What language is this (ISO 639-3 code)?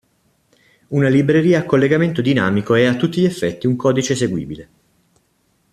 ita